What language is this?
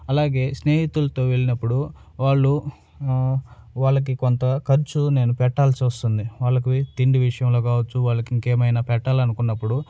Telugu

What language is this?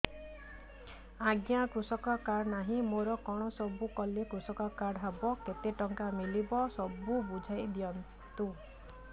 Odia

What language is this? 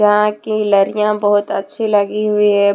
Hindi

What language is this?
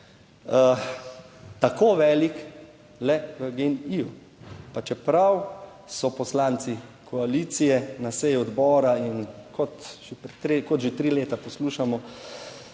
Slovenian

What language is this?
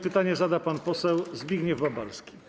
Polish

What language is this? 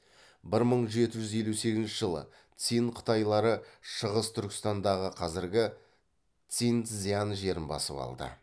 Kazakh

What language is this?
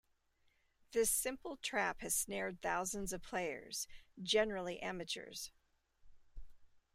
English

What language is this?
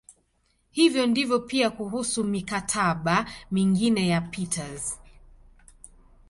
Swahili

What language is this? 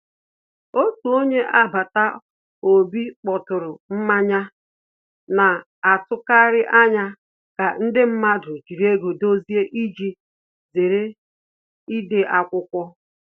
Igbo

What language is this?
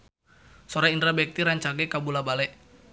Sundanese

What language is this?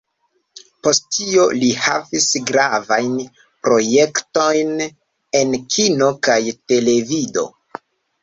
Esperanto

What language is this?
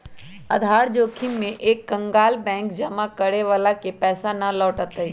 Magahi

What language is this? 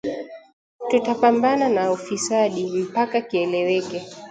Swahili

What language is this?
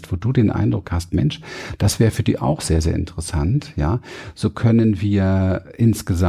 German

